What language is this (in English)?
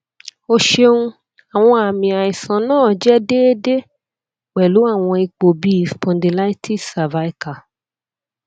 Yoruba